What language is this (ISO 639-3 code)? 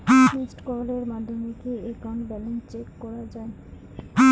ben